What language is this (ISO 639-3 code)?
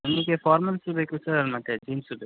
kan